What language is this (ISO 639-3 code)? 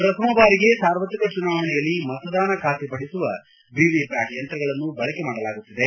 kan